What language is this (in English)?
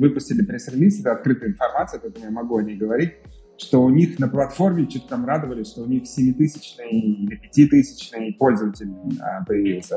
Russian